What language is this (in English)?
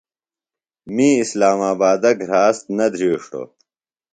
Phalura